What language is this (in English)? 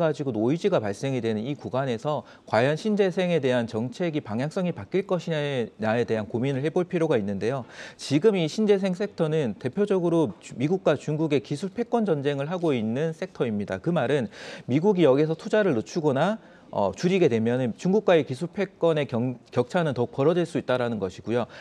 Korean